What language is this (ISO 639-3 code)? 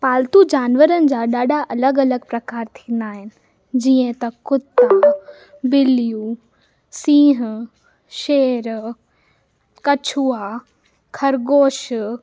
snd